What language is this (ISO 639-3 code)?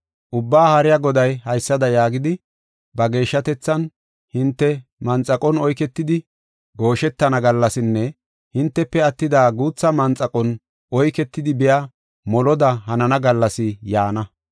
gof